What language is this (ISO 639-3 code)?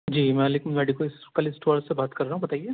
urd